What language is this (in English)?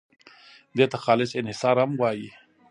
Pashto